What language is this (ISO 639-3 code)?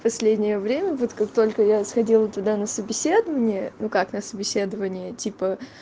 rus